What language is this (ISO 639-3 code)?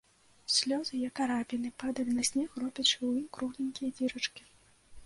bel